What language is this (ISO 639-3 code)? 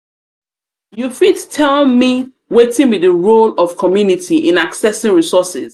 pcm